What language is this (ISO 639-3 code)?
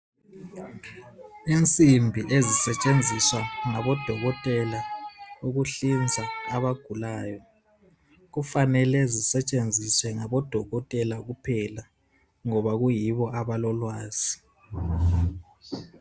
nde